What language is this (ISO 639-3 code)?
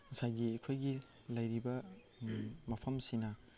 mni